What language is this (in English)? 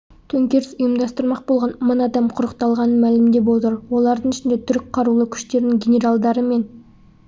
Kazakh